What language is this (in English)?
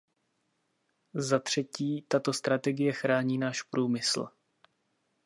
Czech